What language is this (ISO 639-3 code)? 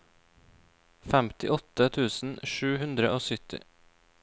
nor